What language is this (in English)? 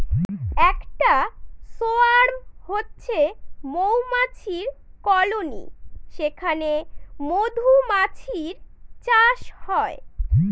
Bangla